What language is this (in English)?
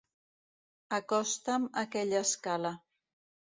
Catalan